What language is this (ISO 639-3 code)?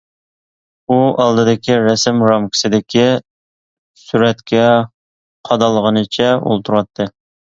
uig